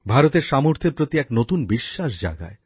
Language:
Bangla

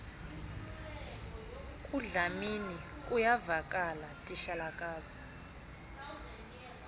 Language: Xhosa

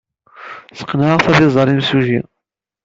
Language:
Kabyle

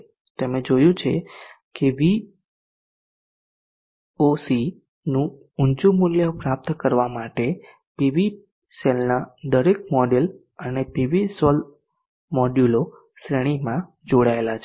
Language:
Gujarati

